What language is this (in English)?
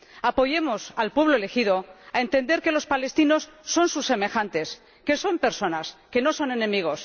Spanish